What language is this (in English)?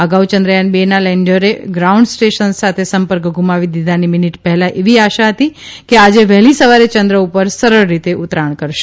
Gujarati